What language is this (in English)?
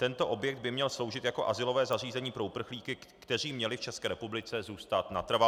Czech